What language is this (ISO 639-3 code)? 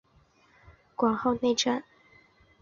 zho